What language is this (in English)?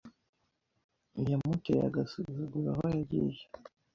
Kinyarwanda